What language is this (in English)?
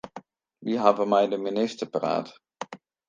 Western Frisian